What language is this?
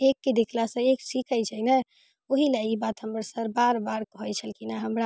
Maithili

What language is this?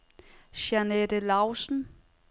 Danish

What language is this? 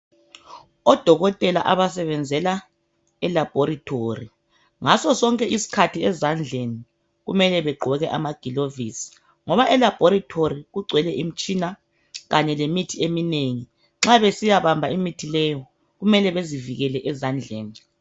North Ndebele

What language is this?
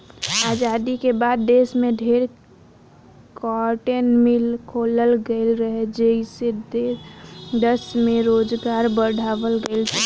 Bhojpuri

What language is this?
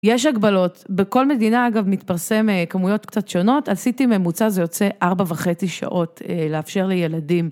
Hebrew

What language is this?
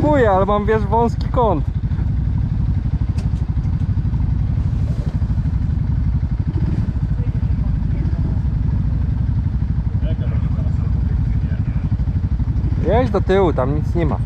Polish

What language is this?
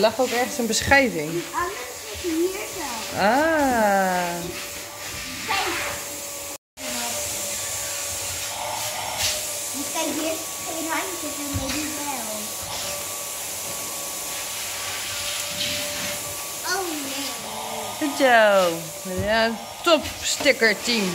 Dutch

